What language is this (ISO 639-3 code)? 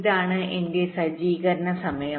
mal